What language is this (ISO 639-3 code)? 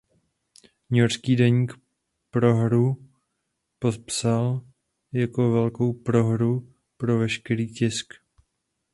ces